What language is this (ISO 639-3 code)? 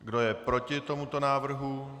ces